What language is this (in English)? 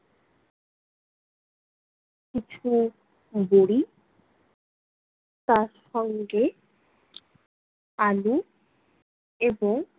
Bangla